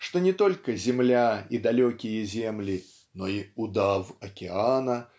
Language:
Russian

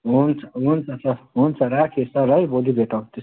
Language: Nepali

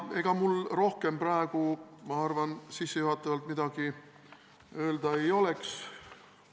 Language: Estonian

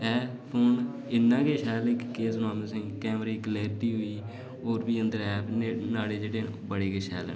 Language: Dogri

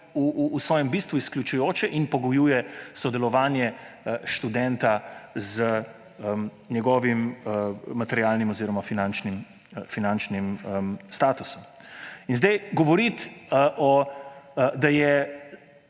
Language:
Slovenian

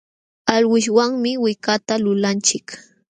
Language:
Jauja Wanca Quechua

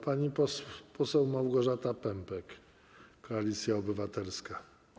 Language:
Polish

